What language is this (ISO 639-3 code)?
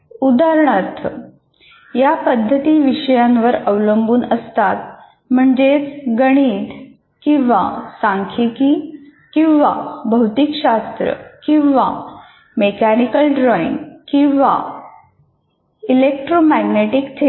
mar